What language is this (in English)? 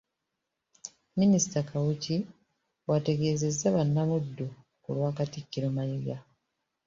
Ganda